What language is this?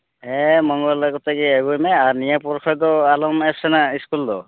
Santali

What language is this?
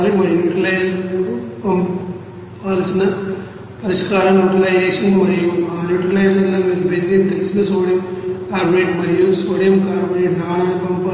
Telugu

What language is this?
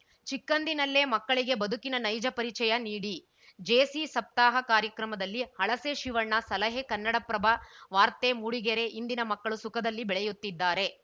Kannada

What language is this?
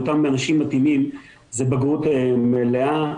Hebrew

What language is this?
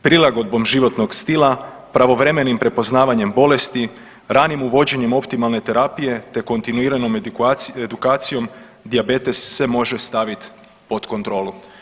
Croatian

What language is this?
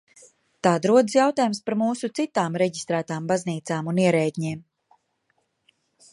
Latvian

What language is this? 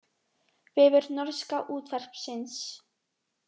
Icelandic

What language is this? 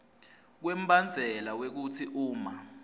Swati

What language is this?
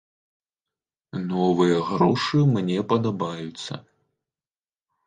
Belarusian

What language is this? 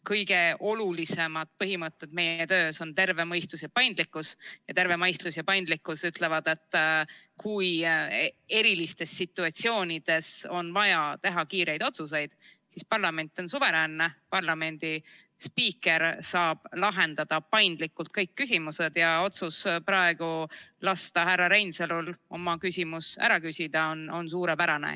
Estonian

